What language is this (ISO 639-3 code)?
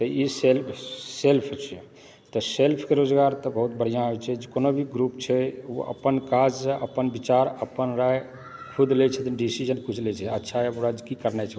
mai